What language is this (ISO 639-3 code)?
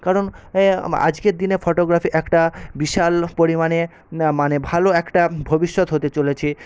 ben